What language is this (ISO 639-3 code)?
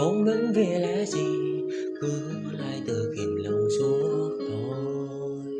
vie